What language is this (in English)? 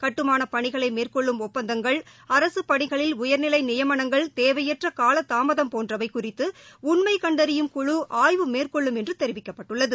Tamil